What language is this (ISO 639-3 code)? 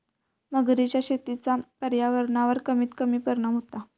mar